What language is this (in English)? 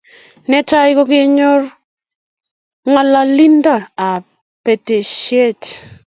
Kalenjin